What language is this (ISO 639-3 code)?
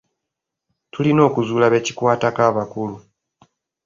lug